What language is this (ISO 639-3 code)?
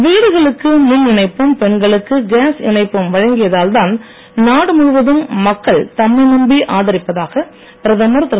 tam